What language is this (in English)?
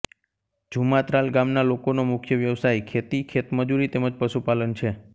Gujarati